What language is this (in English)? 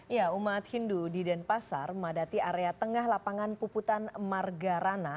Indonesian